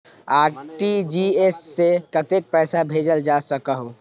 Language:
Magahi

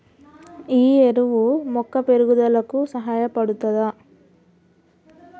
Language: Telugu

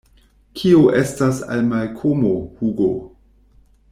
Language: Esperanto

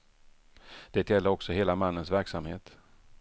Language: Swedish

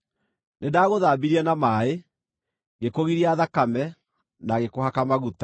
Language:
Kikuyu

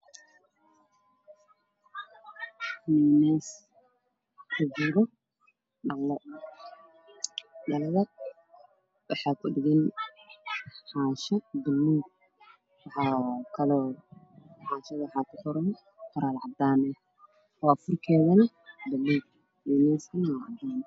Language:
Somali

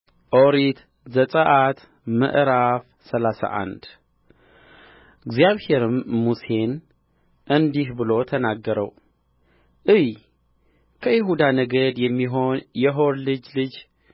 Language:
Amharic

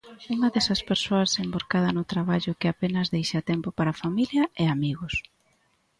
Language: Galician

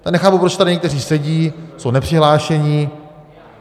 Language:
Czech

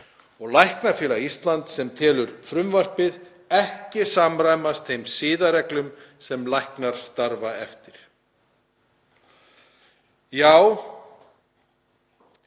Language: Icelandic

